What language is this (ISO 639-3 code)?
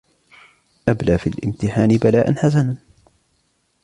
ara